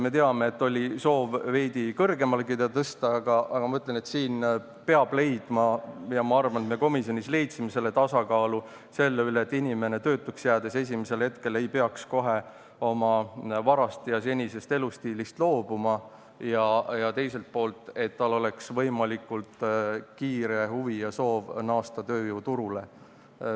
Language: Estonian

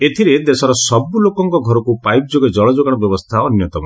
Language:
Odia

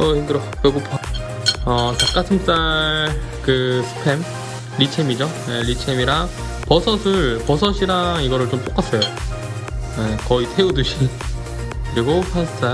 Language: Korean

